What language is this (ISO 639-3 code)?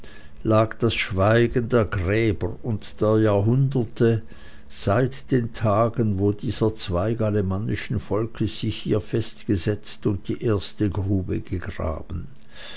deu